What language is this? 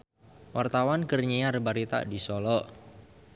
Sundanese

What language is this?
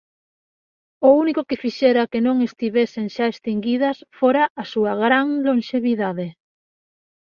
Galician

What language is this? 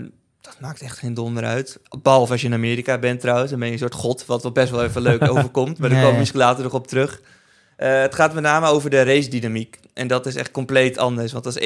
Dutch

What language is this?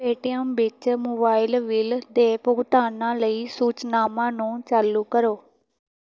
Punjabi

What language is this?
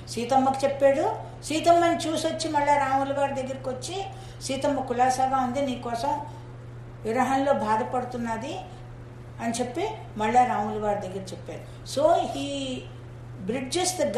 Telugu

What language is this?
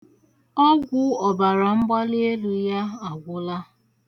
Igbo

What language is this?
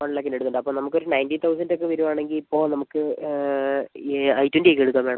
Malayalam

